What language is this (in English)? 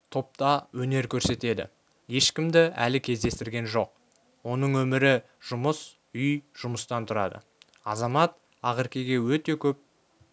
Kazakh